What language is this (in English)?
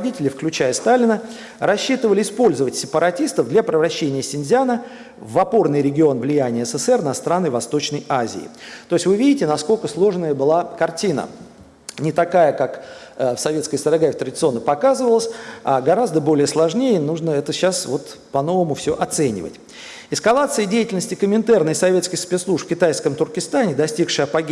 Russian